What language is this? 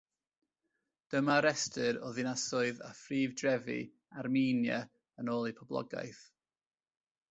Welsh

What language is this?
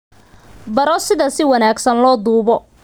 Somali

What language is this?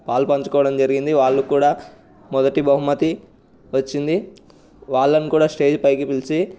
Telugu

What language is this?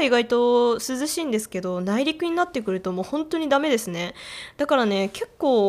Japanese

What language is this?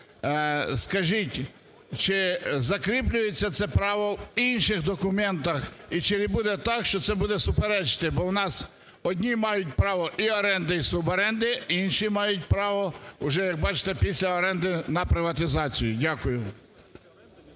Ukrainian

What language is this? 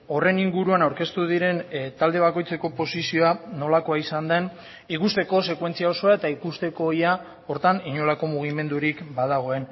Basque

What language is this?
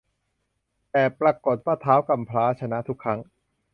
Thai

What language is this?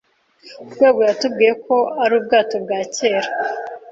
Kinyarwanda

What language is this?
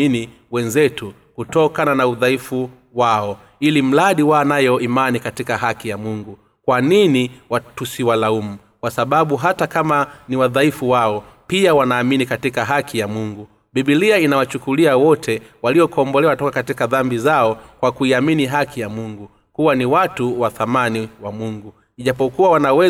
Swahili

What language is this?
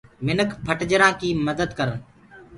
Gurgula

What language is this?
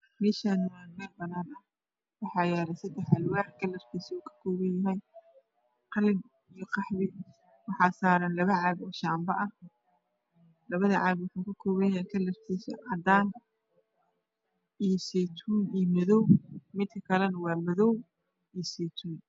Somali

